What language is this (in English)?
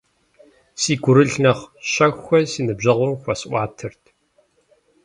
Kabardian